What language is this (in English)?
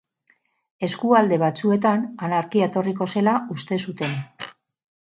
Basque